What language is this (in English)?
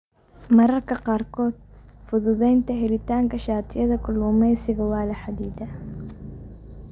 Somali